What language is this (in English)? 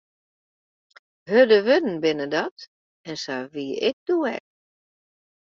Western Frisian